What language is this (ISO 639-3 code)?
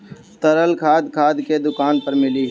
bho